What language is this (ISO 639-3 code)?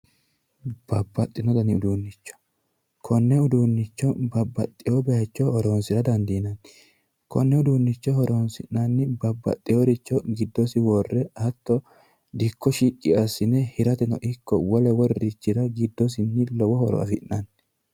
sid